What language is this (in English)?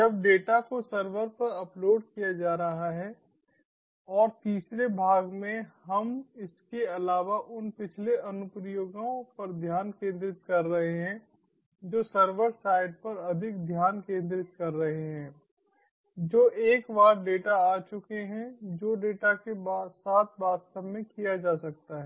Hindi